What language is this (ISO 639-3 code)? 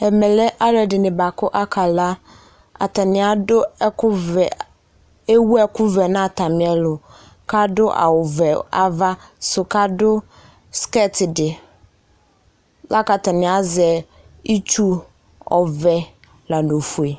kpo